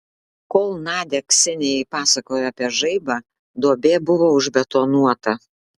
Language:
Lithuanian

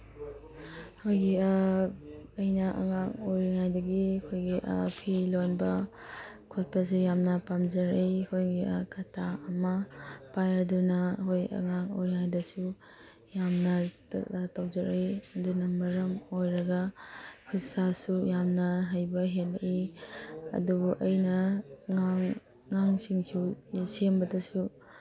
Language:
Manipuri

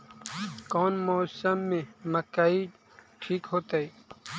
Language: Magahi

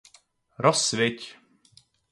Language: Czech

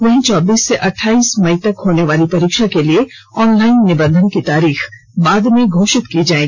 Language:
Hindi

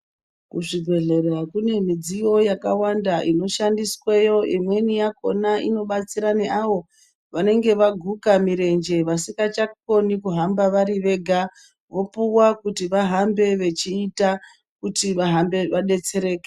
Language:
Ndau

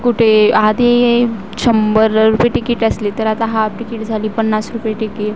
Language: Marathi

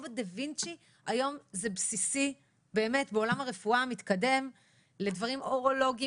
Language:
Hebrew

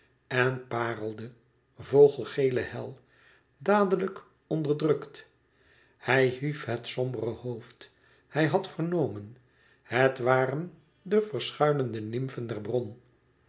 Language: Dutch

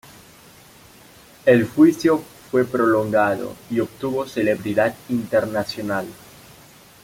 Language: Spanish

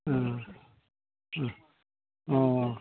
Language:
Bodo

